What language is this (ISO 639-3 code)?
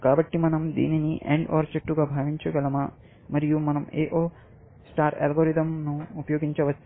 tel